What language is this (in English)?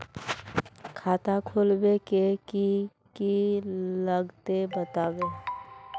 Magahi